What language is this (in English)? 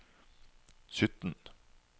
Norwegian